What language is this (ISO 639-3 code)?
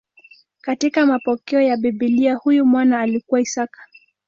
swa